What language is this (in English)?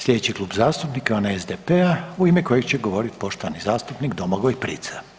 Croatian